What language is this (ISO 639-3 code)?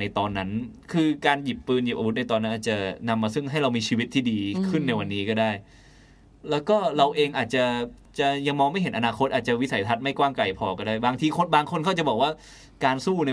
tha